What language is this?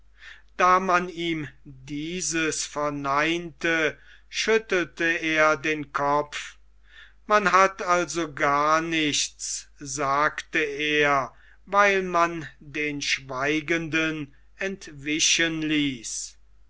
German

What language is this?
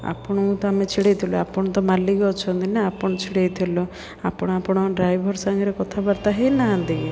Odia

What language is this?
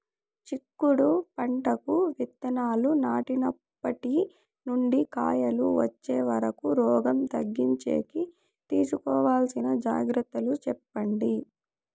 Telugu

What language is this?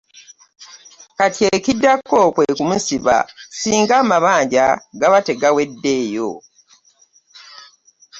Ganda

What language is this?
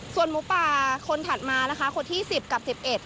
Thai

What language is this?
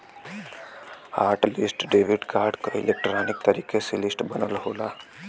Bhojpuri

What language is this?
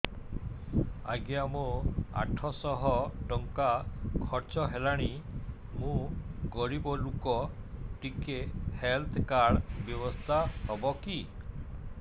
Odia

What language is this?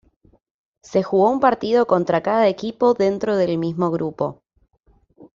Spanish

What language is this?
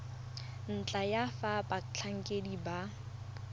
Tswana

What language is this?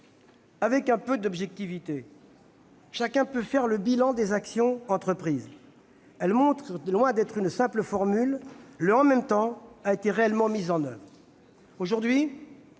French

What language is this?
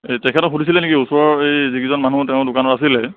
Assamese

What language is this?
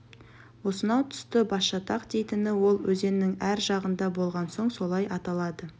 Kazakh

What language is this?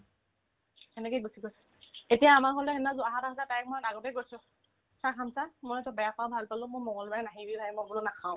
Assamese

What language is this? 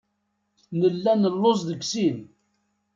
Kabyle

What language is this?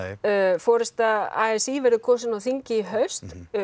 Icelandic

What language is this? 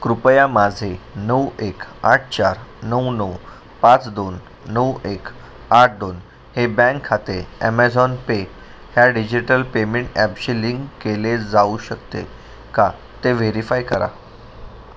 Marathi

